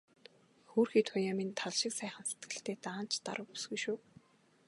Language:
Mongolian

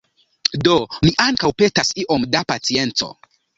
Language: Esperanto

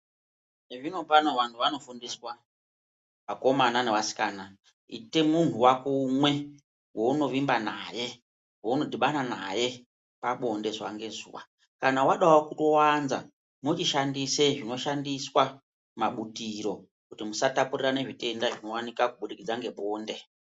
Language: Ndau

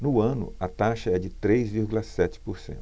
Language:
Portuguese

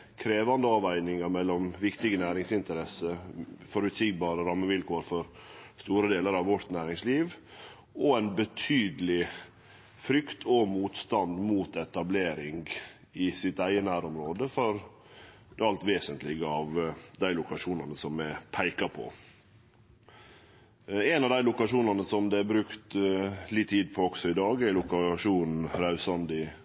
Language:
Norwegian Nynorsk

